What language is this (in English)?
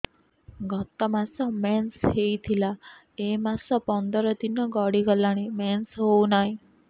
Odia